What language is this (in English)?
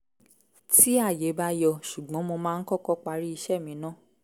Yoruba